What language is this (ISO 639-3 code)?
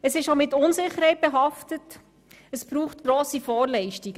gsw